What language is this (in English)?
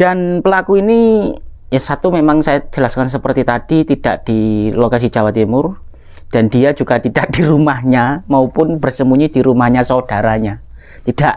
Indonesian